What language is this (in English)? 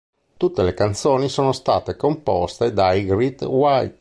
Italian